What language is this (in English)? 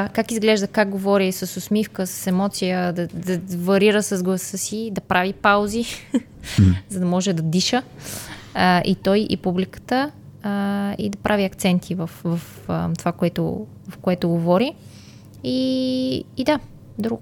Bulgarian